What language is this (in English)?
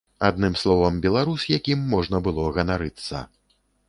Belarusian